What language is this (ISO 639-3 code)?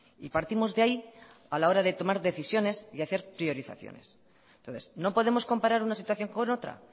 spa